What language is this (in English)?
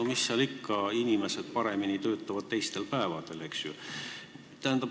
Estonian